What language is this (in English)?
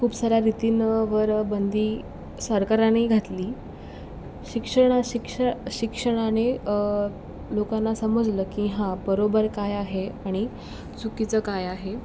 Marathi